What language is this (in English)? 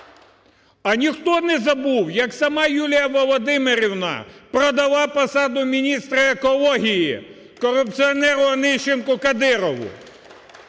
Ukrainian